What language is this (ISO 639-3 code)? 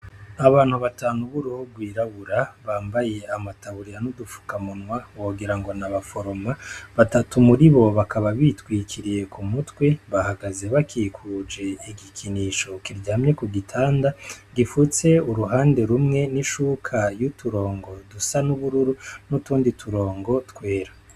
run